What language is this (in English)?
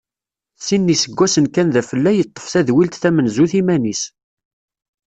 Kabyle